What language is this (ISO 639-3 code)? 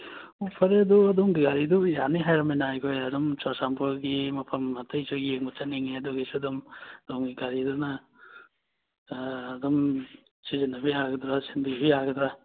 mni